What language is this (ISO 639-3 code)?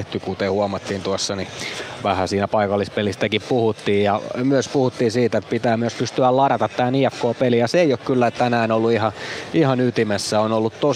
fin